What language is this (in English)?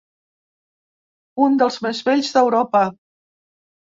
Catalan